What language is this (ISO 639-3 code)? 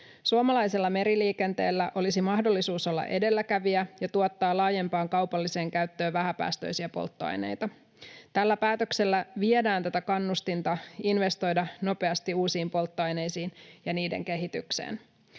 fin